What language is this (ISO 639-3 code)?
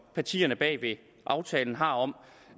dan